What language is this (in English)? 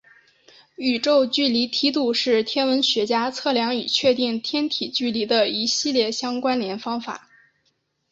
Chinese